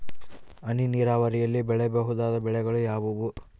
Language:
Kannada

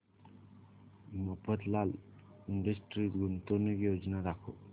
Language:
Marathi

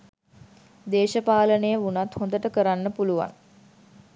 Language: Sinhala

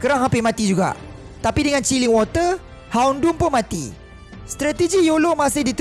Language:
Malay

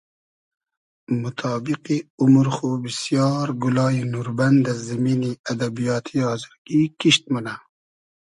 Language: Hazaragi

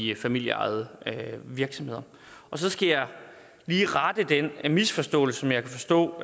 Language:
Danish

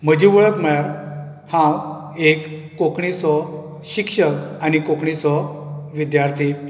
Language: Konkani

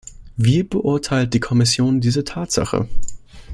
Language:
German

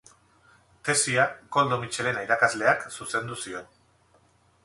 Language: Basque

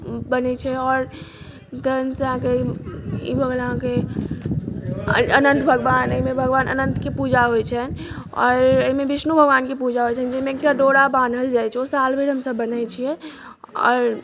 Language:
Maithili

